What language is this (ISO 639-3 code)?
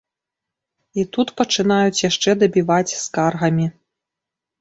bel